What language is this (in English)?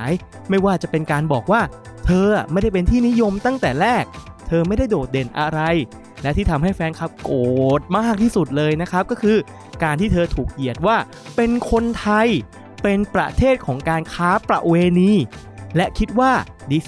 Thai